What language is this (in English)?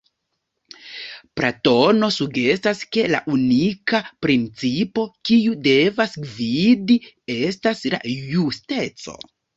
Esperanto